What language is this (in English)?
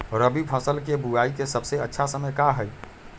Magahi